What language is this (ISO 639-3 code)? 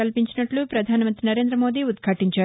tel